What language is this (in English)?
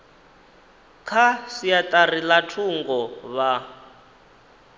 Venda